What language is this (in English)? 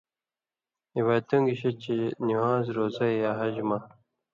Indus Kohistani